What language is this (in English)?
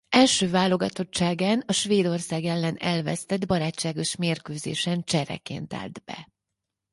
Hungarian